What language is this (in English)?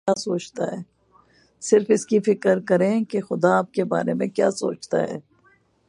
Urdu